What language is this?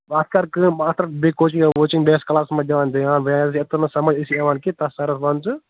Kashmiri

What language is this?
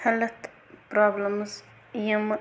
Kashmiri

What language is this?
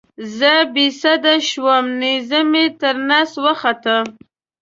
Pashto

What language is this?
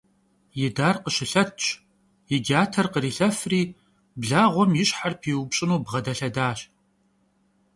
Kabardian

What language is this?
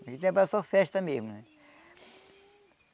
Portuguese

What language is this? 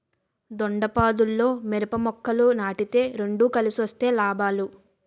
Telugu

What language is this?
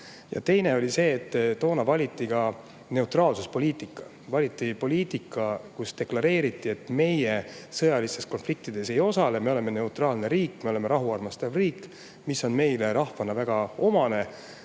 Estonian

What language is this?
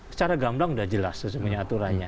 Indonesian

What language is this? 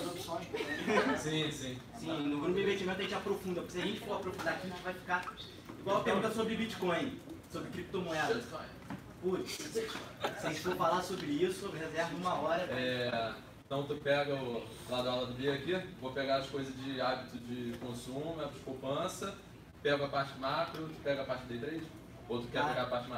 Portuguese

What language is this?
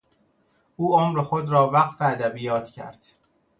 Persian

